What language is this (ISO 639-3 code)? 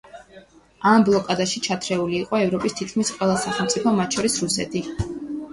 kat